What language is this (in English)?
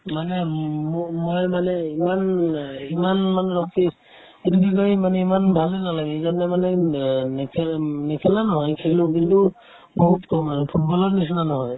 Assamese